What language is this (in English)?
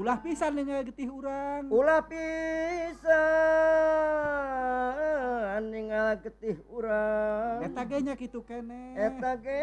Indonesian